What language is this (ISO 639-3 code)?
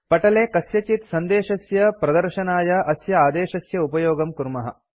san